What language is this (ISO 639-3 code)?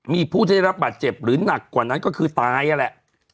tha